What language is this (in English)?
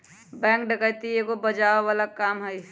Magahi